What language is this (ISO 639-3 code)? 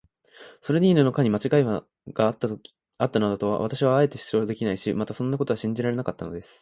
jpn